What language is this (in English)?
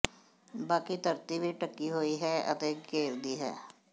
Punjabi